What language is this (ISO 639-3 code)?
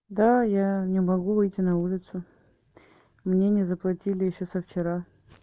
rus